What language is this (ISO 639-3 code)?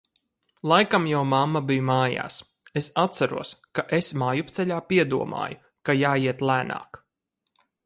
lav